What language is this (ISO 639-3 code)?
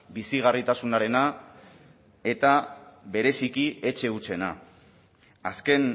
eus